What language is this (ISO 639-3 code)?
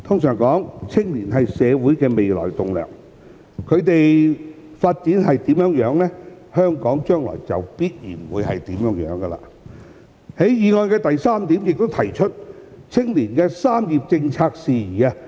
yue